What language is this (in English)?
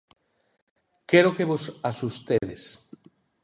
Galician